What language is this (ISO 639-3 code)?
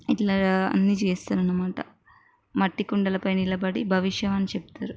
tel